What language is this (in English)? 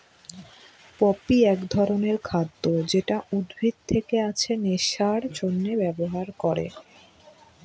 Bangla